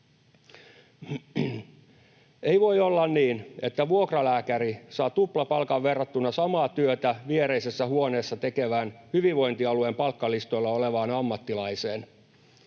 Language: Finnish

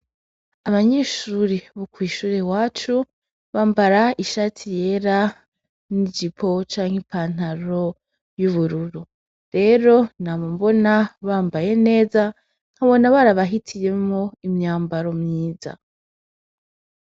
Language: Rundi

